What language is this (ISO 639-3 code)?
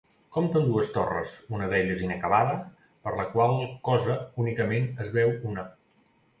cat